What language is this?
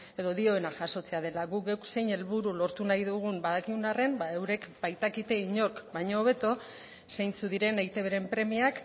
Basque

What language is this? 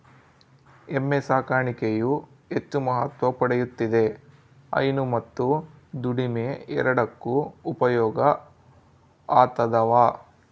Kannada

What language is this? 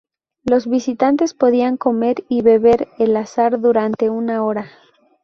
Spanish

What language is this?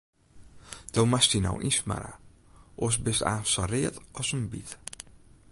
Western Frisian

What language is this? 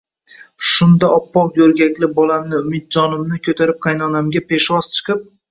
Uzbek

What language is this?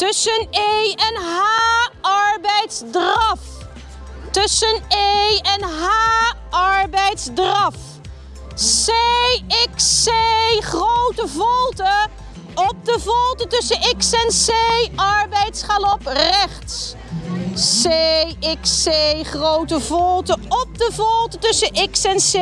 Dutch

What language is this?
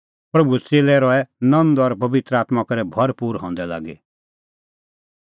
Kullu Pahari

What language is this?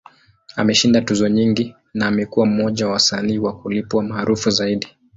Swahili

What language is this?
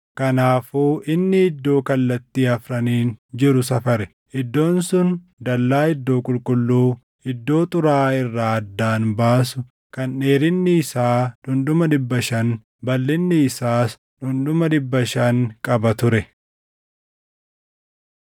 Oromo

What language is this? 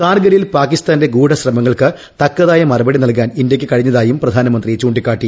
Malayalam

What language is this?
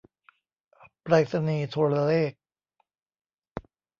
Thai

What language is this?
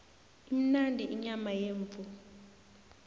South Ndebele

